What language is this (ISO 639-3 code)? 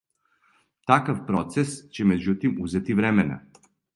srp